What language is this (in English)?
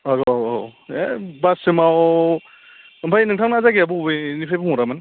Bodo